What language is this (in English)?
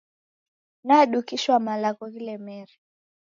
Taita